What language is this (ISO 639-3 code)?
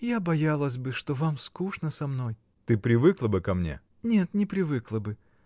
rus